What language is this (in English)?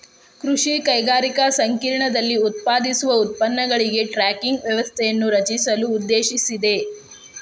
Kannada